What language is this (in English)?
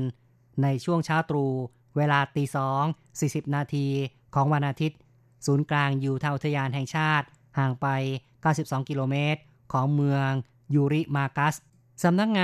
Thai